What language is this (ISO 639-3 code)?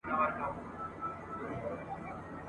pus